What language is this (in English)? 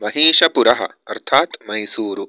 Sanskrit